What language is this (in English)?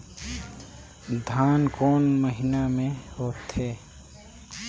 Chhattisgarhi